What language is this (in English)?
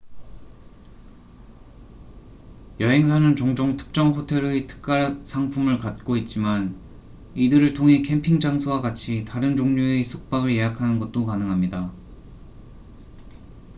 Korean